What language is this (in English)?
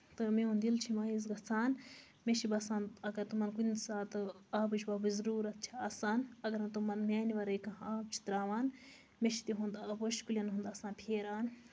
Kashmiri